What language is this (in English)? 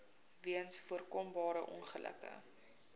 Afrikaans